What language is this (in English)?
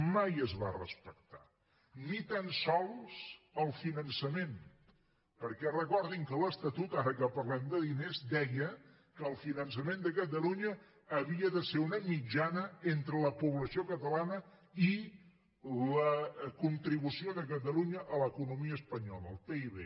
Catalan